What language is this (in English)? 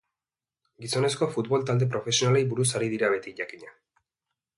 Basque